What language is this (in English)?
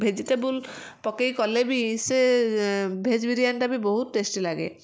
Odia